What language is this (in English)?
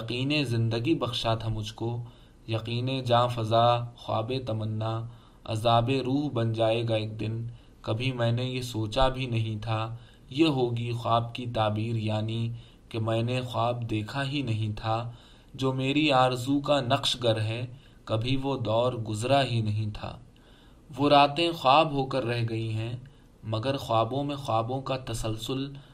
Urdu